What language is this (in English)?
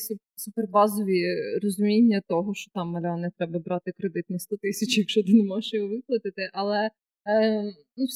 Ukrainian